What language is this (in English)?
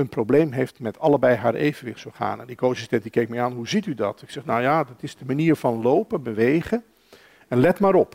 Dutch